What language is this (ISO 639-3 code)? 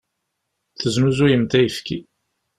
kab